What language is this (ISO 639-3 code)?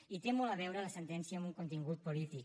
cat